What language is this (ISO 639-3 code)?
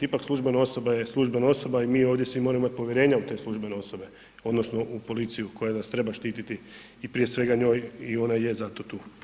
hrv